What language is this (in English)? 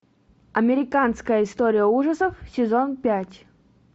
Russian